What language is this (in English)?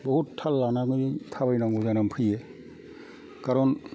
Bodo